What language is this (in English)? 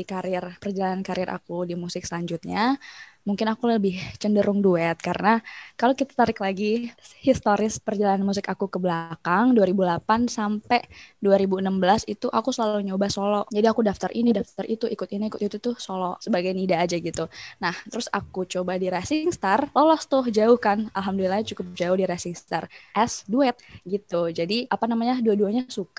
Indonesian